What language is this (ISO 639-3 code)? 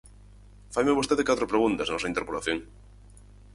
glg